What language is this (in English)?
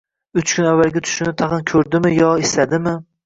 Uzbek